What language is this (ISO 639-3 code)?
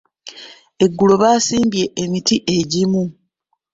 lug